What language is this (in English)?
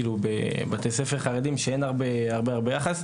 Hebrew